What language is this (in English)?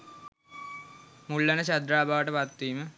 Sinhala